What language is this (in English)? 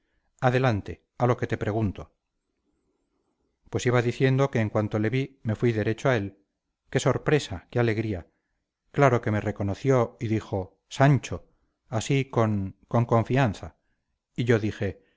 Spanish